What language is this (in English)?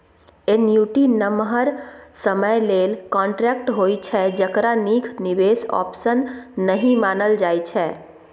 Maithili